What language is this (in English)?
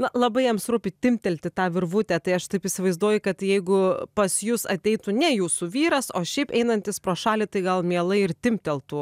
Lithuanian